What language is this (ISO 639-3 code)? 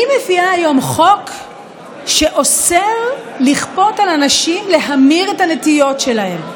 heb